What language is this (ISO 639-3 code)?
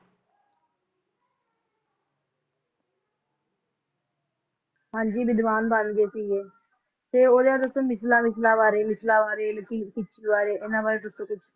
pan